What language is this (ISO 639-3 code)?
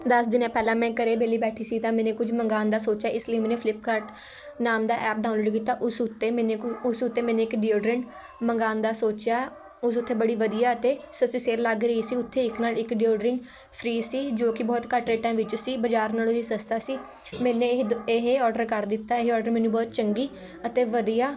pan